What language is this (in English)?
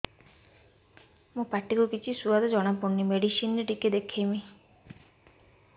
Odia